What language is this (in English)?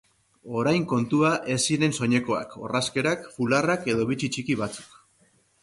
Basque